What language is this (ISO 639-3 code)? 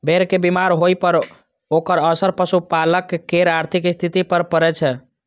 mai